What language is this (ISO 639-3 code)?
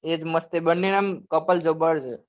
guj